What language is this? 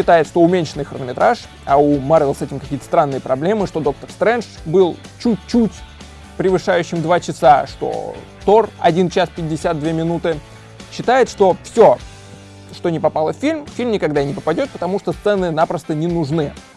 Russian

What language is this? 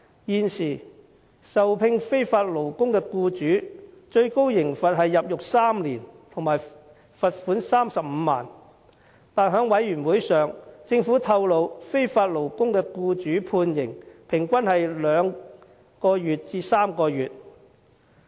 Cantonese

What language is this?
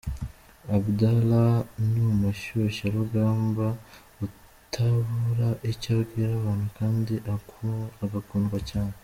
Kinyarwanda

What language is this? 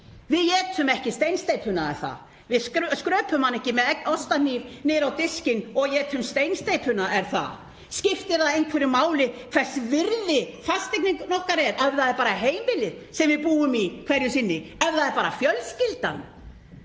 Icelandic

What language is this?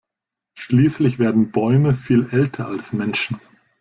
German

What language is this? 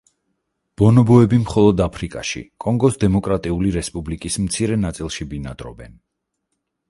Georgian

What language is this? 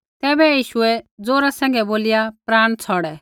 Kullu Pahari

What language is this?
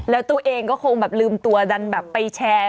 Thai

